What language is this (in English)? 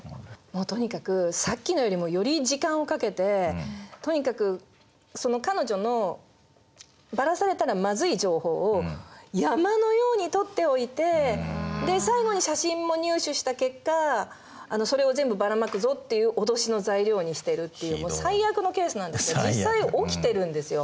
Japanese